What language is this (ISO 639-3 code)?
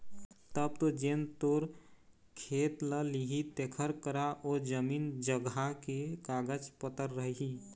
hne